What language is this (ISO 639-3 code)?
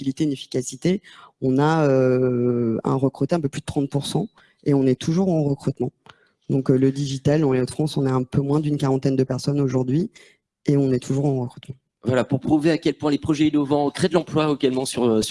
fra